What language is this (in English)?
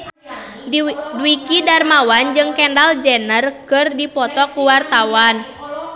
Sundanese